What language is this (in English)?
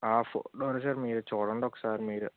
Telugu